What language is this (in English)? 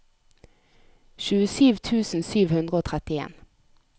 Norwegian